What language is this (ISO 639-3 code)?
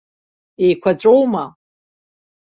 abk